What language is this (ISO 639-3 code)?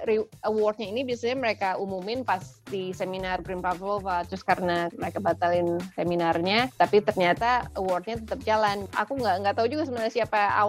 ind